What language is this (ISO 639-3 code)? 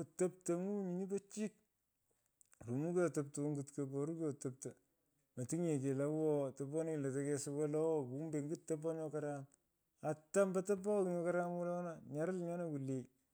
pko